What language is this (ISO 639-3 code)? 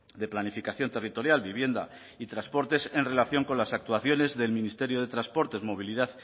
spa